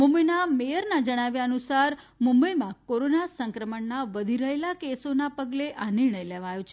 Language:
Gujarati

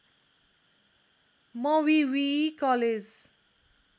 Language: Nepali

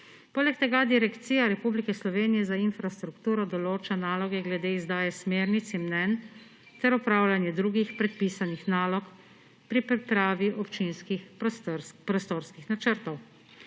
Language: Slovenian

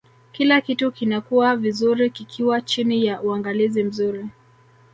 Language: Swahili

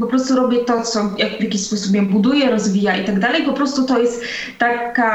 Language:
Polish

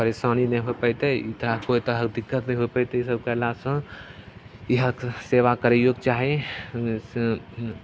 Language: Maithili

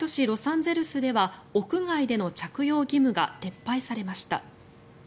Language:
Japanese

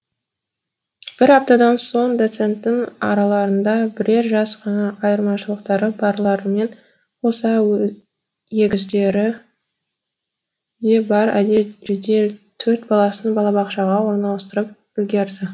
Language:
Kazakh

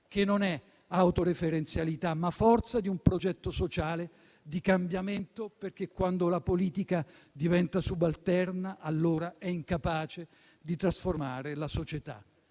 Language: Italian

